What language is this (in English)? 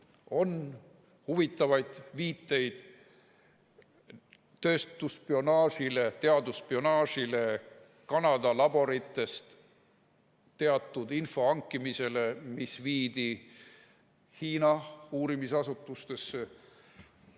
Estonian